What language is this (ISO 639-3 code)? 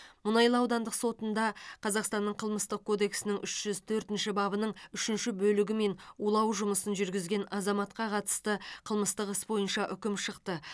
kaz